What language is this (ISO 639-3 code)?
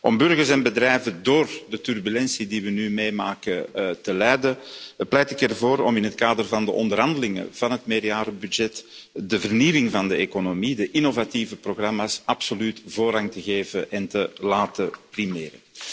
nld